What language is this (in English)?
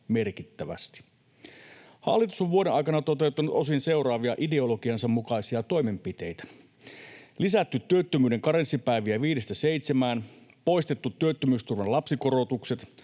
Finnish